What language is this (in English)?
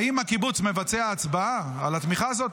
Hebrew